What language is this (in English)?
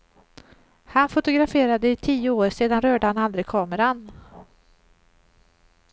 Swedish